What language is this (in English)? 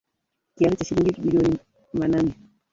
Swahili